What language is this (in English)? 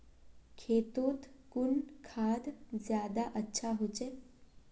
Magahi